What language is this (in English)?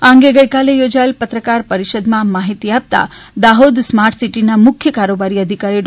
Gujarati